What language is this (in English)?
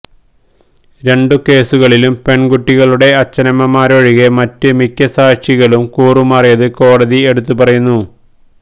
Malayalam